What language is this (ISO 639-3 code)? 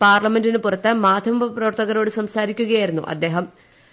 mal